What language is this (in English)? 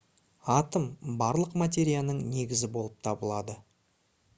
Kazakh